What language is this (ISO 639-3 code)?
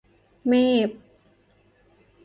tha